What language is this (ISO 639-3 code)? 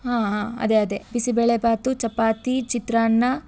kan